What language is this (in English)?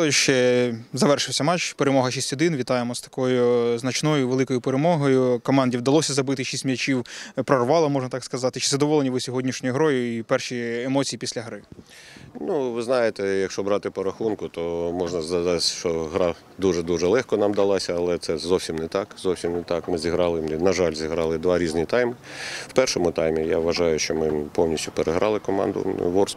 Ukrainian